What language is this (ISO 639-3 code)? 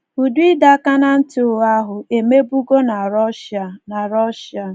ibo